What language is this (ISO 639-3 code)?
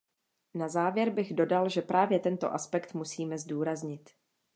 ces